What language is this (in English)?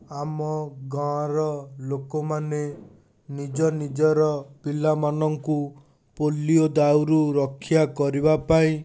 Odia